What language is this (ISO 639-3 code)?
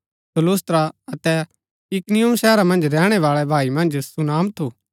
gbk